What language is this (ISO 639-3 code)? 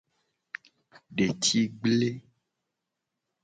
gej